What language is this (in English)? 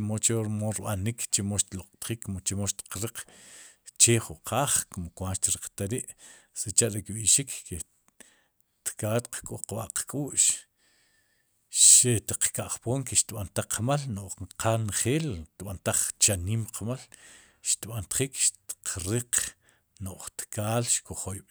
Sipacapense